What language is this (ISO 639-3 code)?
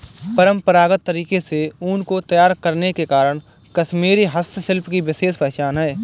hin